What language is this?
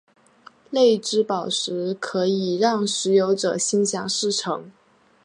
Chinese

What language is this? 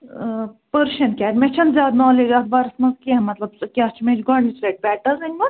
Kashmiri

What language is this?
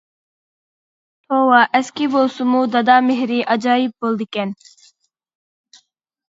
Uyghur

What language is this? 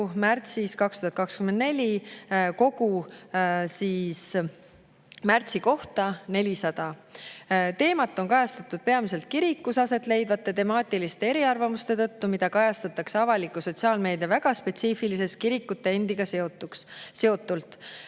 Estonian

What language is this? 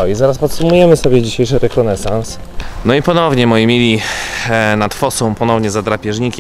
Polish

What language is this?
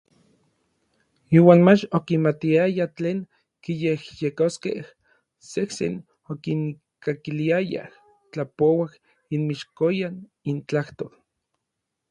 Orizaba Nahuatl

